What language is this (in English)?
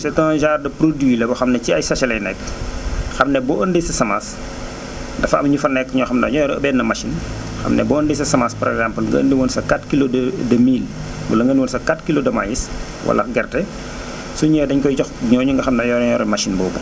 Wolof